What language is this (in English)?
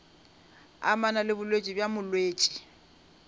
Northern Sotho